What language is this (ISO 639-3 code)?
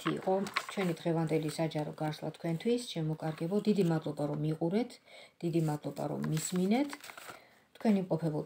ron